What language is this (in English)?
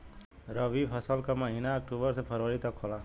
Bhojpuri